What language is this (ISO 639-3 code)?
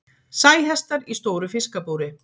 isl